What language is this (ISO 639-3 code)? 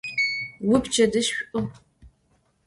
ady